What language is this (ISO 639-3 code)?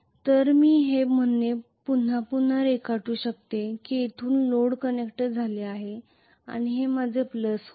mar